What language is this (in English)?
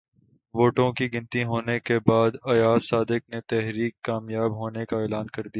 Urdu